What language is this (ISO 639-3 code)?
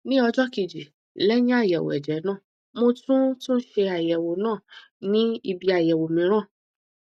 yor